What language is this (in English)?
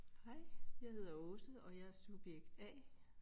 Danish